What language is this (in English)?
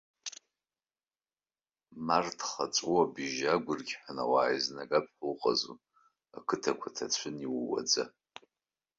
Abkhazian